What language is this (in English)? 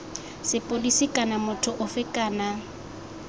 Tswana